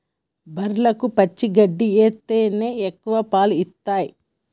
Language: Telugu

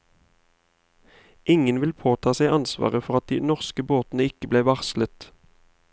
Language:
Norwegian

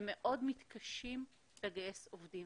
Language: Hebrew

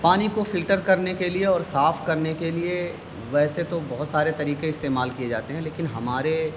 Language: Urdu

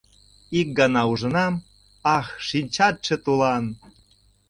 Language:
Mari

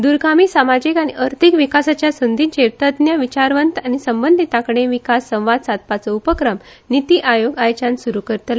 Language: Konkani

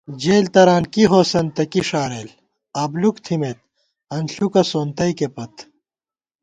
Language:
Gawar-Bati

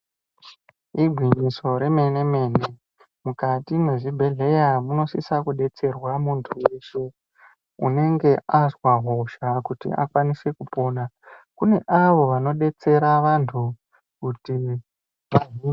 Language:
Ndau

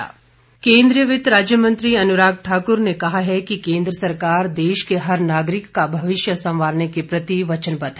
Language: Hindi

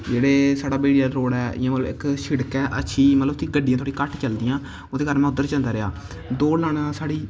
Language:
Dogri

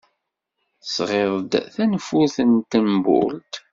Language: Kabyle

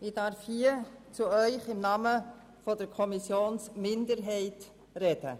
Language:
Swiss German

